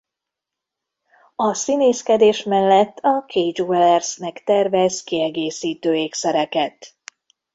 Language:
Hungarian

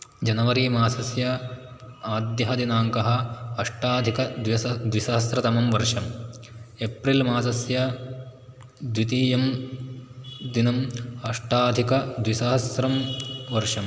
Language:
Sanskrit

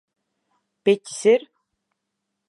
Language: Latvian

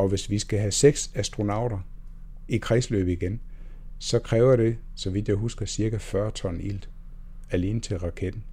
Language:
Danish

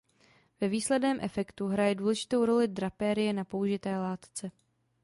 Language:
Czech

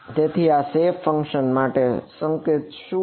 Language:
Gujarati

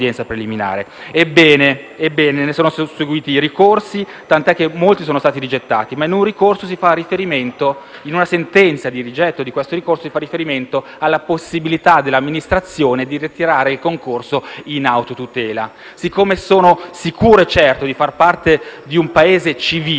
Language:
Italian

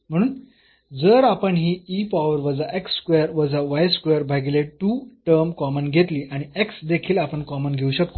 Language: Marathi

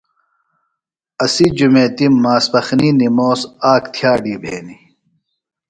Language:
Phalura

